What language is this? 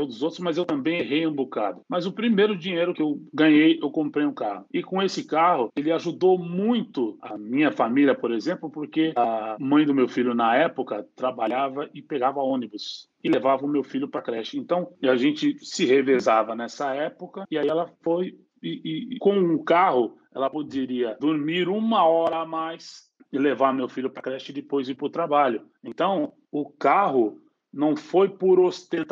Portuguese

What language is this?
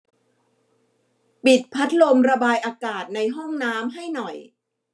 Thai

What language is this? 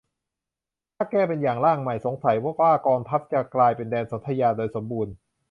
Thai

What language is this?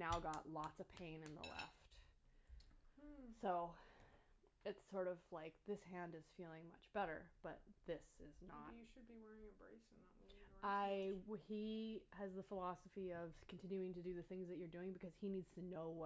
English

